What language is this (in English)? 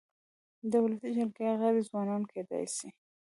Pashto